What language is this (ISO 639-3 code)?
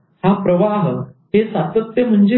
mar